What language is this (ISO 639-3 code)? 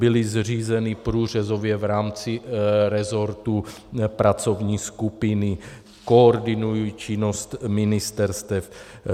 ces